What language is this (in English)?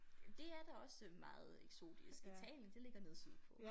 Danish